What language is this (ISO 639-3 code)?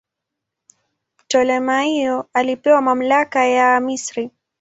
swa